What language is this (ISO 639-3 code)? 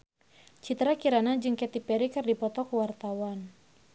sun